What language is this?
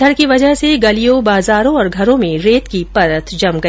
Hindi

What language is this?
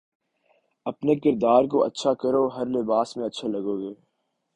Urdu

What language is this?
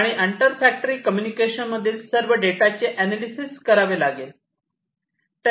Marathi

